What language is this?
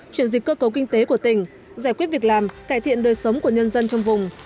Vietnamese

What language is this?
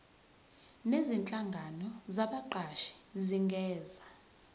Zulu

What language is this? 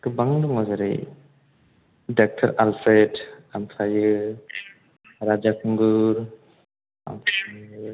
Bodo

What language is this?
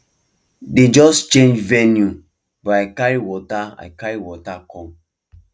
Nigerian Pidgin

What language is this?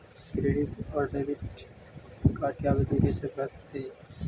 Magahi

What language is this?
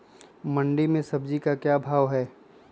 Magahi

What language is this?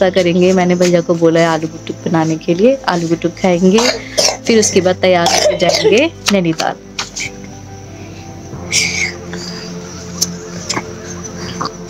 Hindi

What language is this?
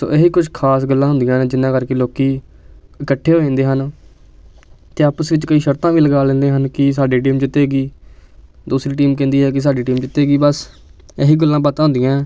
Punjabi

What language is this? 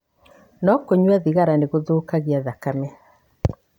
Kikuyu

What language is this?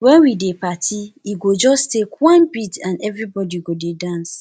Nigerian Pidgin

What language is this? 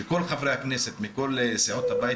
Hebrew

